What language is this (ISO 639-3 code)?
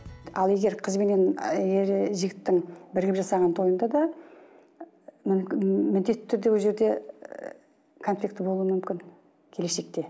kaz